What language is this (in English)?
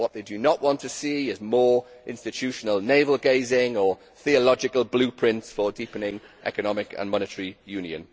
English